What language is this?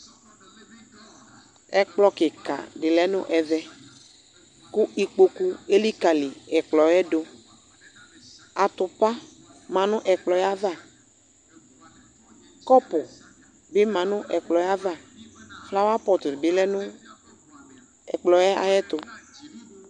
Ikposo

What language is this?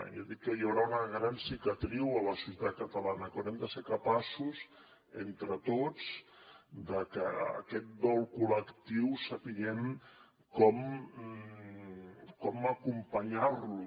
Catalan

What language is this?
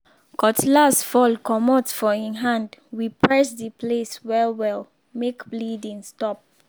Nigerian Pidgin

